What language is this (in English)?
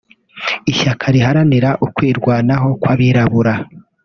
Kinyarwanda